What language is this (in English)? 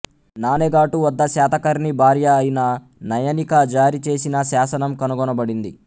Telugu